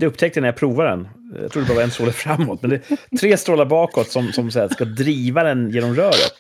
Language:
Swedish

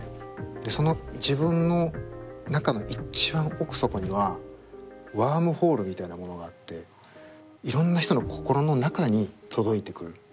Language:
Japanese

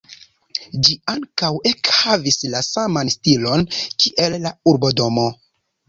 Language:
Esperanto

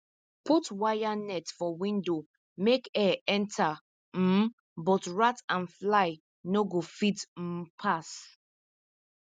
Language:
Nigerian Pidgin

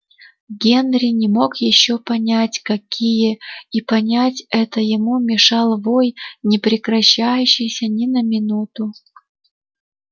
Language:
Russian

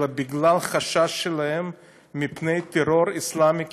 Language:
Hebrew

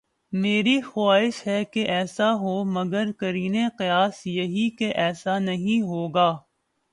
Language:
Urdu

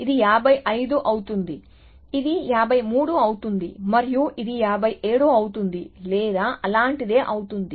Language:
Telugu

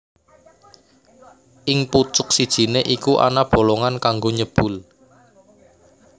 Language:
Javanese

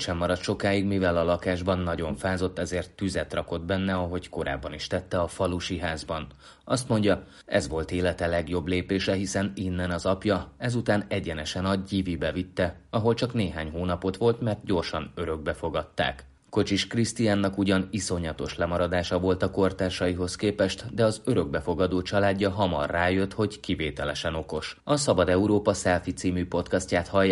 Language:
Hungarian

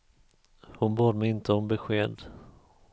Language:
Swedish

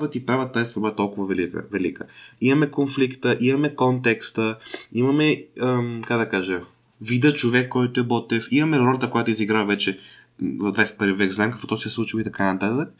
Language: Bulgarian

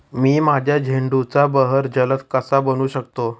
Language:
Marathi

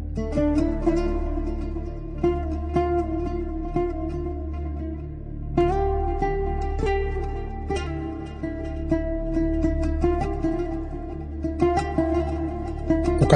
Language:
Greek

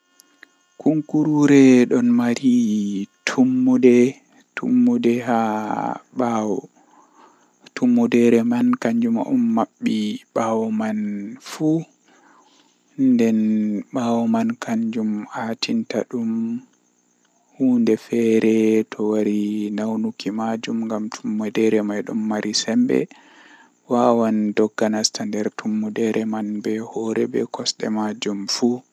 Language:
Western Niger Fulfulde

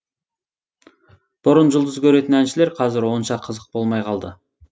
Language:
Kazakh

